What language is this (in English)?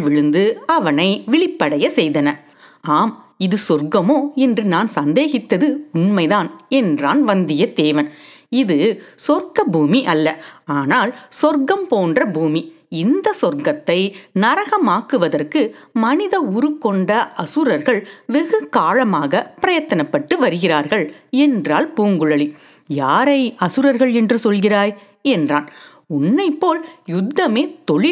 Tamil